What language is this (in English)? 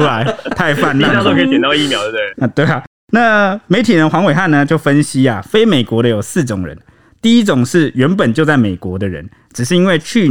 Chinese